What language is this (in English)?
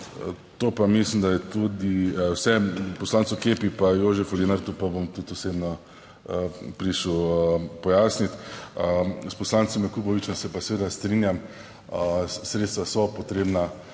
Slovenian